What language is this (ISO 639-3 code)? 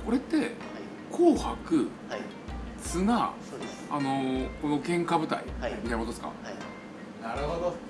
jpn